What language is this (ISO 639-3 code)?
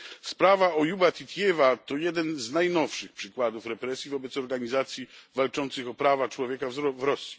pol